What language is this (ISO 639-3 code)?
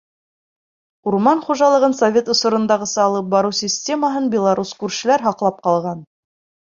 bak